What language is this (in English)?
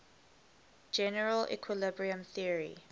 English